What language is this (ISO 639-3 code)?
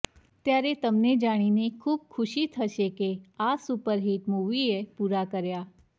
guj